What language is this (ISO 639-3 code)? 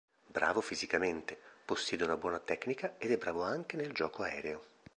ita